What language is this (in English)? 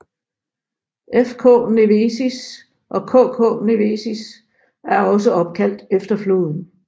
Danish